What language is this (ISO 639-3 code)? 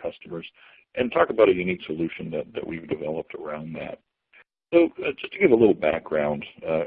eng